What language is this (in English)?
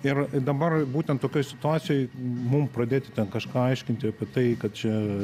Lithuanian